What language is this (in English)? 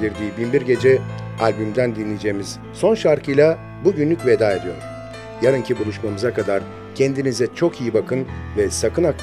Turkish